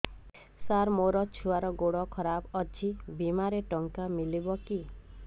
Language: Odia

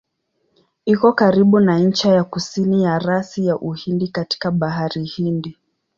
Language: Swahili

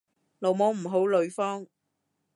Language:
Cantonese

